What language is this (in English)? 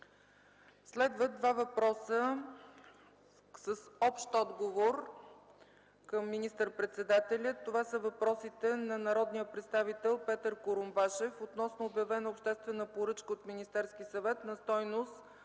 Bulgarian